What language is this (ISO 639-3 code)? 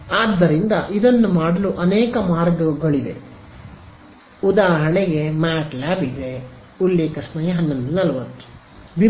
kan